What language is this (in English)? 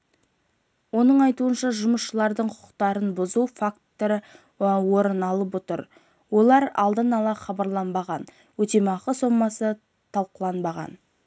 Kazakh